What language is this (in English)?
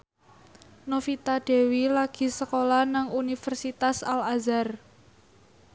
Javanese